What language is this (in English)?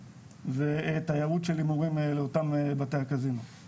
Hebrew